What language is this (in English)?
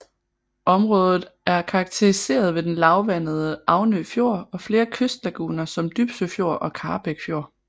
Danish